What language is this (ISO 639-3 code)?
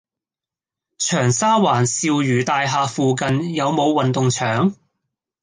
yue